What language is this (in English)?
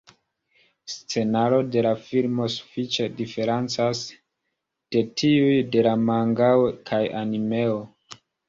Esperanto